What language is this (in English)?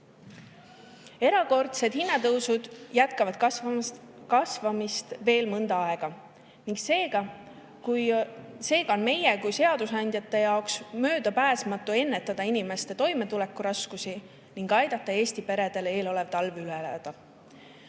Estonian